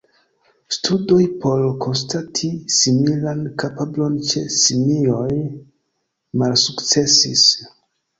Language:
Esperanto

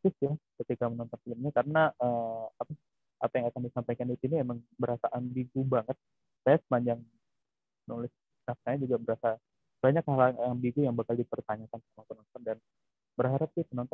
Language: Indonesian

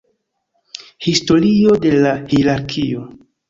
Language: Esperanto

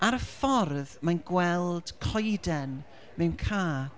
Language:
Welsh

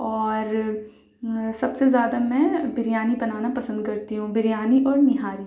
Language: Urdu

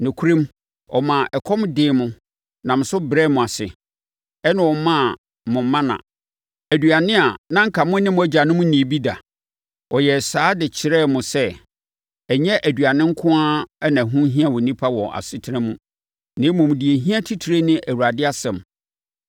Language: Akan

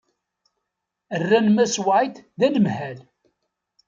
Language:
Kabyle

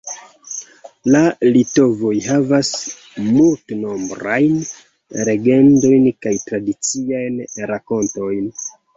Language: Esperanto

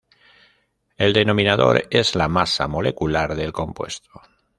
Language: Spanish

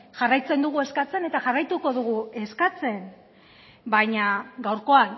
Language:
Basque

